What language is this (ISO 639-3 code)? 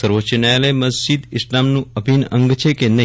guj